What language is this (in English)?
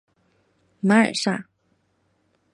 Chinese